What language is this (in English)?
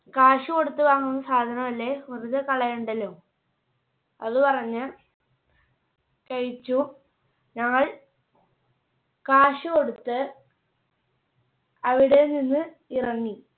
Malayalam